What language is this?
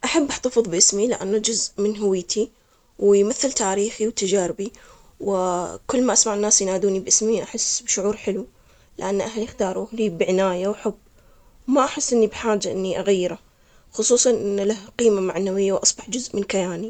Omani Arabic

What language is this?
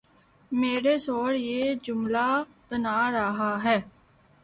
Urdu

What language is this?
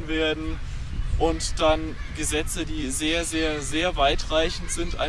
German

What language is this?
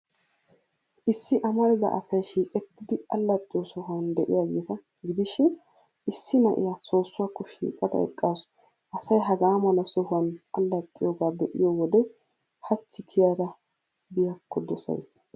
Wolaytta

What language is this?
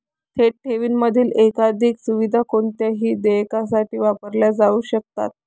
Marathi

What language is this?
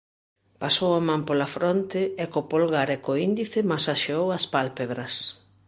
Galician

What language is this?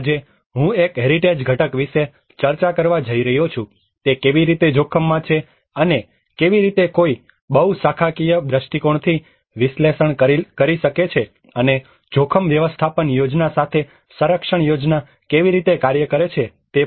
Gujarati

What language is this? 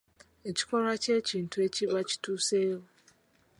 Ganda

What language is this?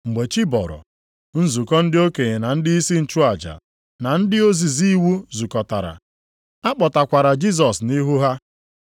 Igbo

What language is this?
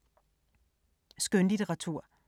Danish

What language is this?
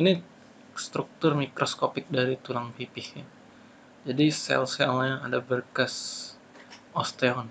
Indonesian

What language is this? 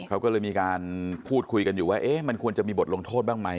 Thai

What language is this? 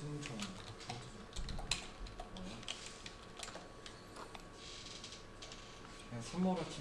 Korean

